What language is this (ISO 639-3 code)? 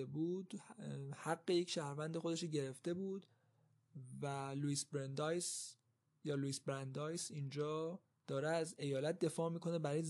fas